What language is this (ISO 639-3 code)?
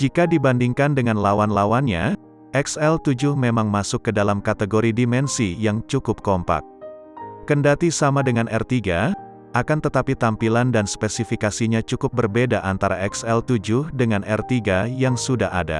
ind